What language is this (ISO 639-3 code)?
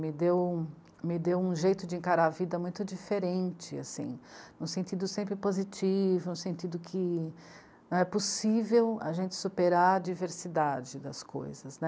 por